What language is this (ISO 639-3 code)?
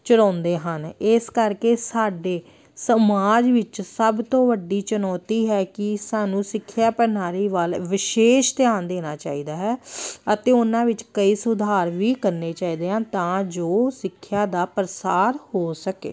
pan